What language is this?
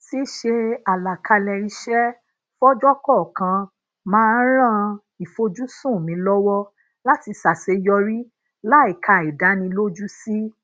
Yoruba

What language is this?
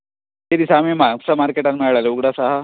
Konkani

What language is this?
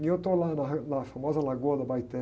Portuguese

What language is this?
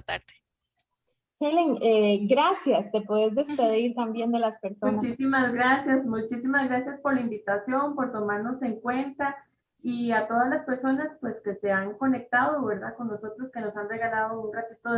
Spanish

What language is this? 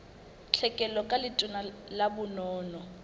Southern Sotho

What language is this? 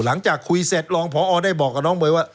Thai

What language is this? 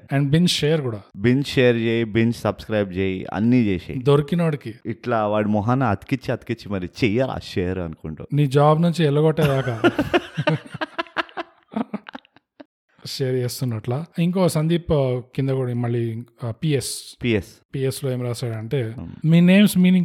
Telugu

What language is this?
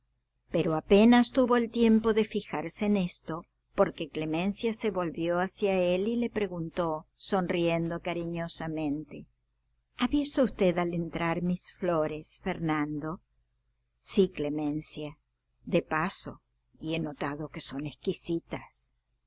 Spanish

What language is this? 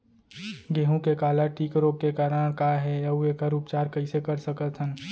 Chhattisgarhi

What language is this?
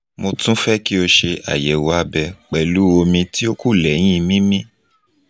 Yoruba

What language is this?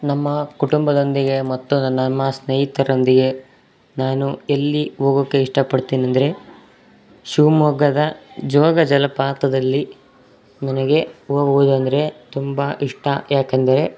Kannada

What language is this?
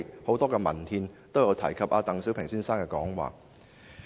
Cantonese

